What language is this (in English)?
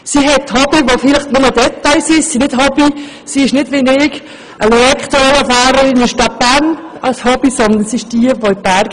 Swiss German